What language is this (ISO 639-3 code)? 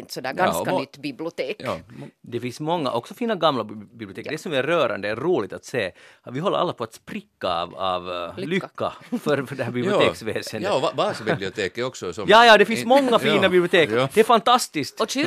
swe